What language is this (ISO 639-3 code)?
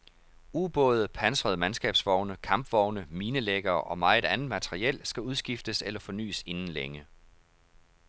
dan